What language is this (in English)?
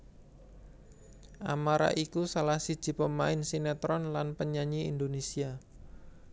Javanese